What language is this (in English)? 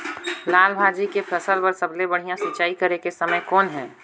Chhattisgarhi